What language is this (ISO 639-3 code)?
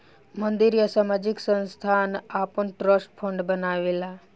bho